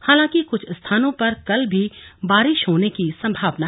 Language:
Hindi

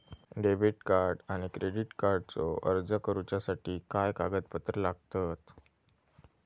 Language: Marathi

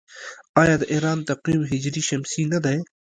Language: Pashto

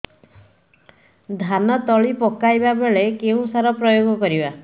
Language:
Odia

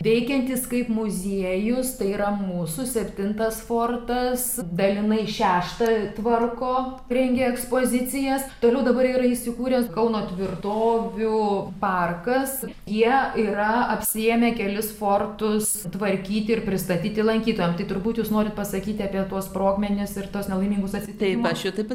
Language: Lithuanian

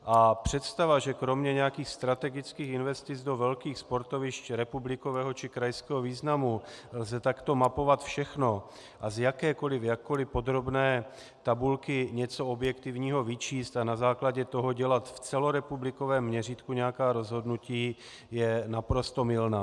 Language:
Czech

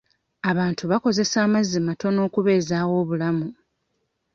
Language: Ganda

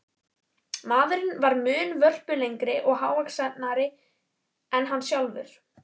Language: Icelandic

